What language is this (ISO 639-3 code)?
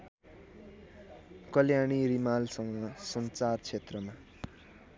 nep